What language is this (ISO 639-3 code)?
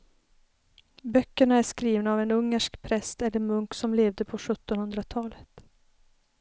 swe